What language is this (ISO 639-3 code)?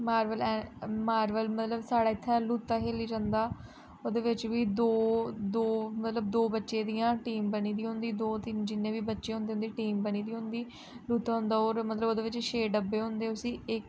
doi